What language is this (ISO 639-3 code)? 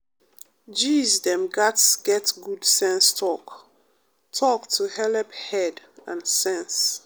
pcm